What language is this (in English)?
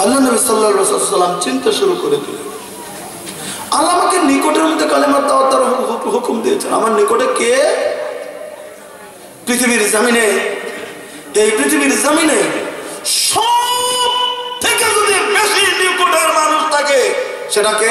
Romanian